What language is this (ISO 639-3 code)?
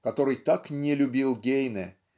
rus